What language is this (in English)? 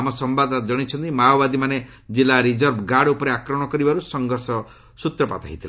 Odia